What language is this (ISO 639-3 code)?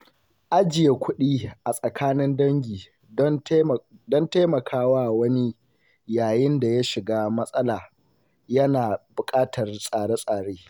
hau